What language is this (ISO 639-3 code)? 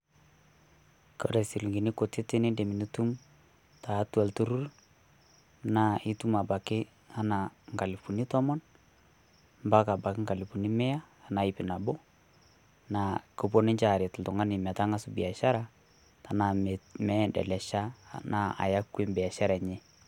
mas